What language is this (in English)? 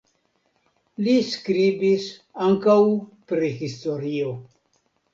Esperanto